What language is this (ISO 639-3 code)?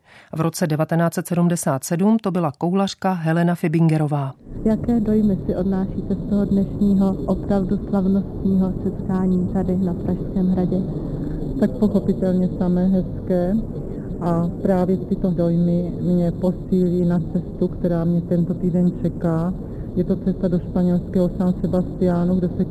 ces